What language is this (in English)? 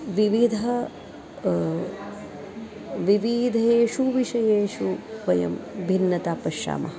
Sanskrit